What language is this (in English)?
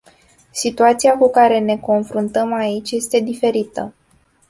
Romanian